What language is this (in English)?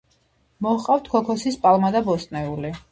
Georgian